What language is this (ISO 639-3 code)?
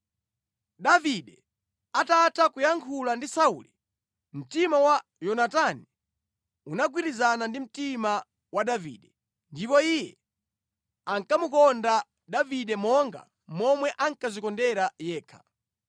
nya